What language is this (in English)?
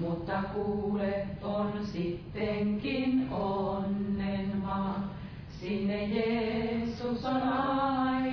Finnish